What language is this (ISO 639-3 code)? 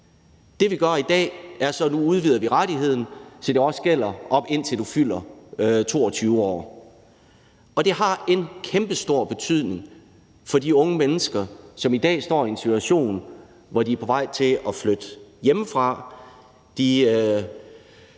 dan